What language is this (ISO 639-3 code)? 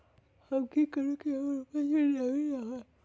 mag